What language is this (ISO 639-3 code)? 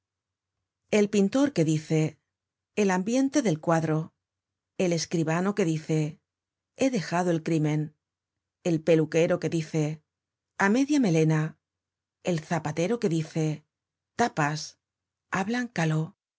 spa